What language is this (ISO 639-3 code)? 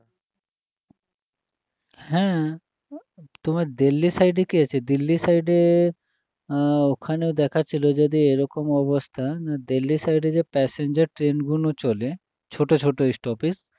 ben